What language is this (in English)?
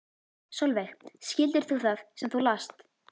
Icelandic